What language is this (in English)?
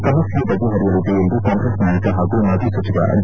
Kannada